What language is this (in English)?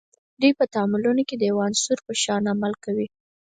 Pashto